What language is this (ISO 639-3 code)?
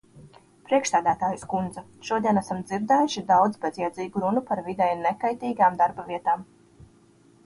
lav